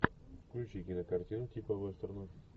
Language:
Russian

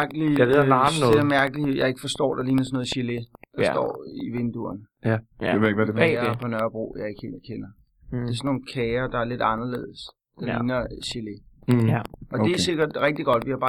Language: Danish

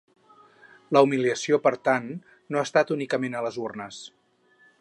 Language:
Catalan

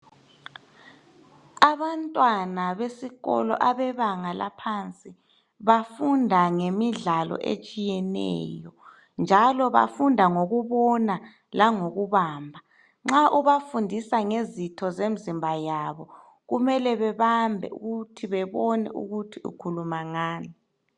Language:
North Ndebele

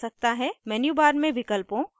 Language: Hindi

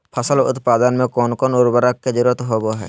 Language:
Magahi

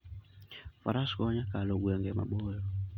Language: Luo (Kenya and Tanzania)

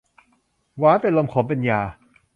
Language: Thai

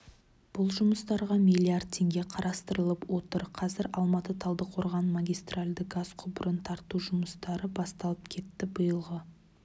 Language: Kazakh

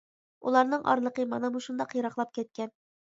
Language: Uyghur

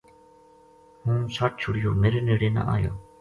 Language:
Gujari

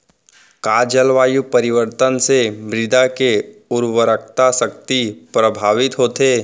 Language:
Chhattisgarhi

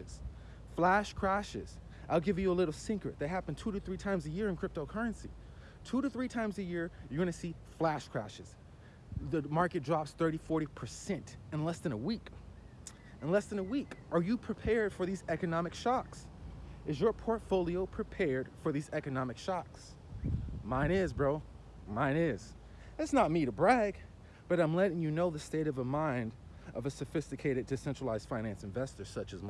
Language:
English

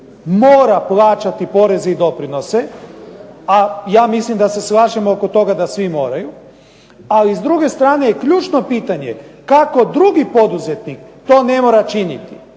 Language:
Croatian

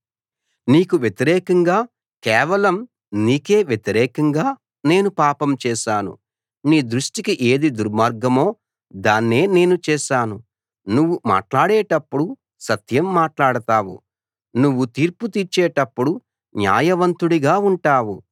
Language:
Telugu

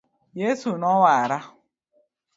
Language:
Luo (Kenya and Tanzania)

